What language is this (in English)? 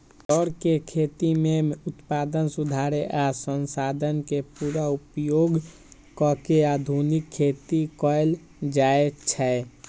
Magahi